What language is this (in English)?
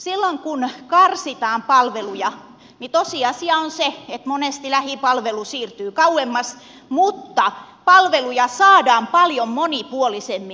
Finnish